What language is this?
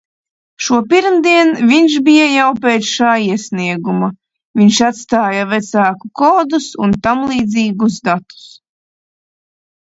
Latvian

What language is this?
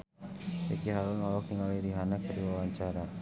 Sundanese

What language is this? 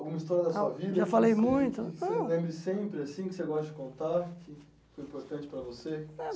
Portuguese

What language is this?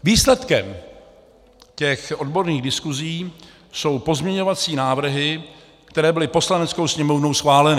Czech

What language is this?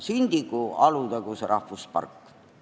Estonian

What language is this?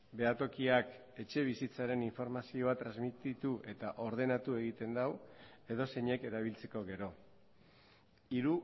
Basque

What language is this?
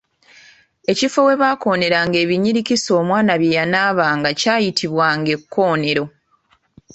Ganda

